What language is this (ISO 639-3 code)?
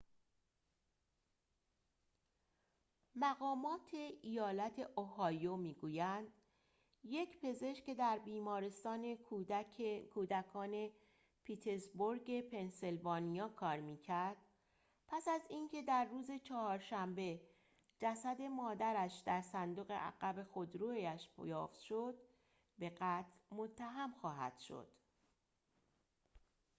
fas